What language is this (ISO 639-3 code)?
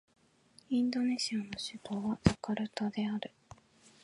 jpn